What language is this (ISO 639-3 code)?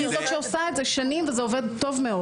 heb